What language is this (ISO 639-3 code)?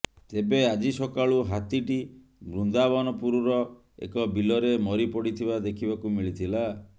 ori